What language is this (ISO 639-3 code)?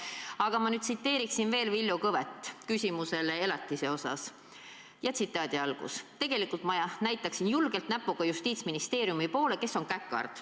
est